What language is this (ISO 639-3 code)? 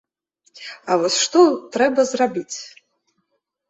bel